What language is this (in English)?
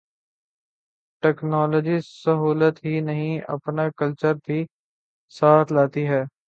Urdu